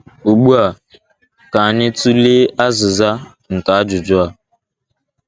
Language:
Igbo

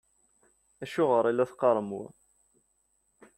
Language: Kabyle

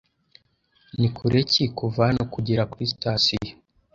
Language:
Kinyarwanda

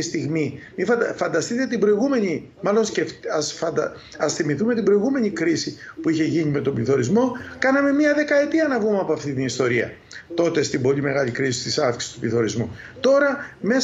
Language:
Greek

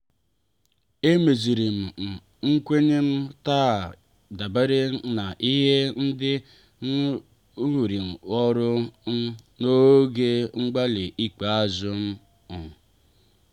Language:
Igbo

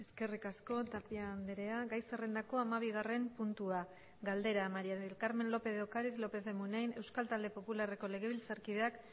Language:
Basque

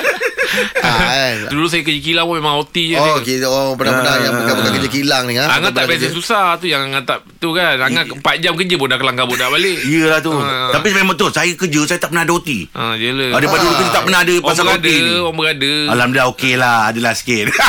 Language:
Malay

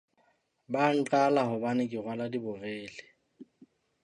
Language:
Southern Sotho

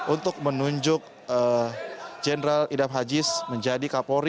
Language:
Indonesian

